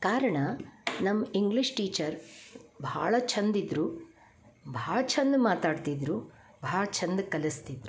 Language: Kannada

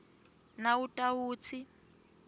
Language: Swati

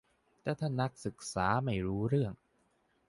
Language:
Thai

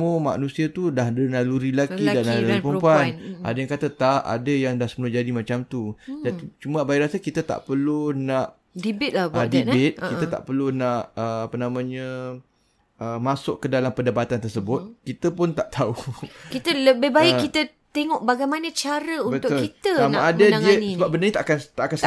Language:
Malay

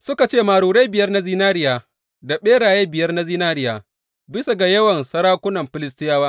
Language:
Hausa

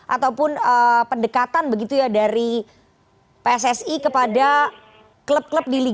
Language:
Indonesian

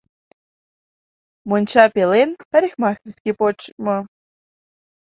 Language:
Mari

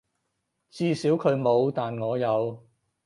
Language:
Cantonese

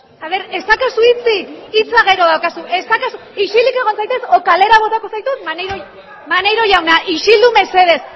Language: Basque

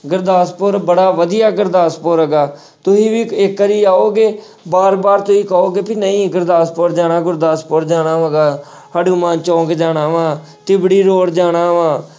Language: Punjabi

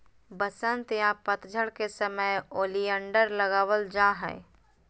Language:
Magahi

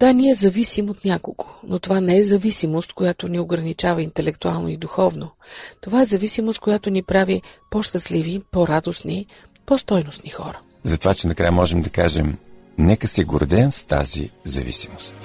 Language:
Bulgarian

